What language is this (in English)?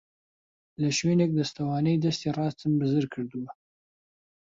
Central Kurdish